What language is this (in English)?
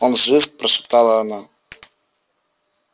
Russian